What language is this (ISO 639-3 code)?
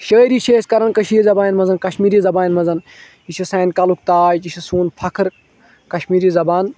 kas